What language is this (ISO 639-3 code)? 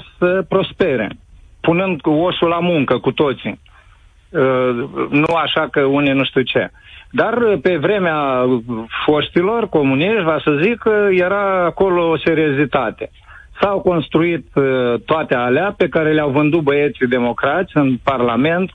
ron